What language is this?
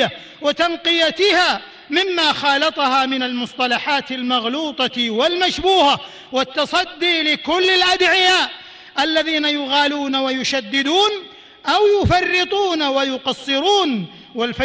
Arabic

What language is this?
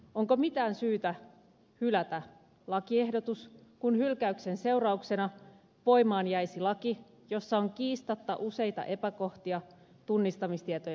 Finnish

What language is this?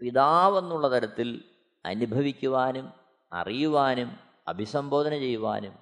Malayalam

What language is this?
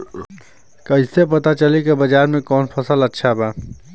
Bhojpuri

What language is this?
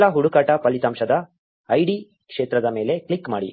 Kannada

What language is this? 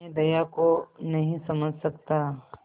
Hindi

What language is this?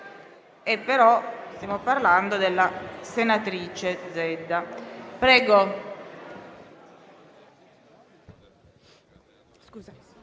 Italian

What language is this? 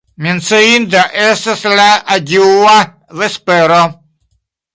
Esperanto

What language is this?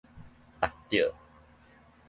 Min Nan Chinese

